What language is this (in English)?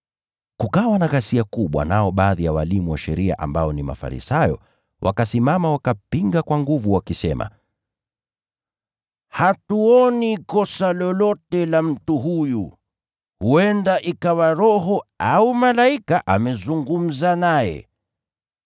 Swahili